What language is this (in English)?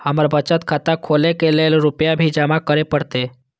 Maithili